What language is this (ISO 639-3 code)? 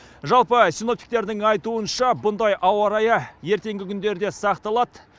kaz